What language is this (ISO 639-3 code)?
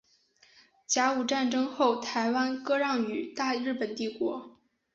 zho